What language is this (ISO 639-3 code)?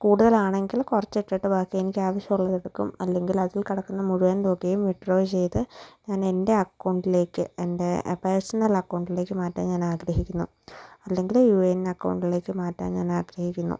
mal